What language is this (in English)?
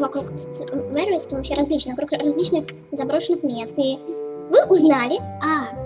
Russian